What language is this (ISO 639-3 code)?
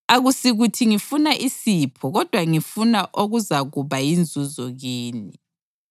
nde